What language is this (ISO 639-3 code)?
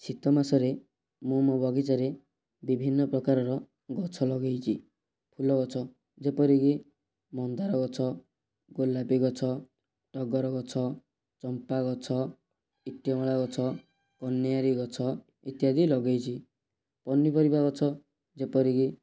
ori